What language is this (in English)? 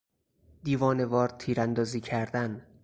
Persian